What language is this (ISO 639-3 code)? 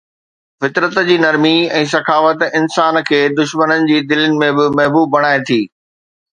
snd